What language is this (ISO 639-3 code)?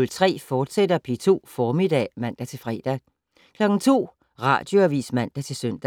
dan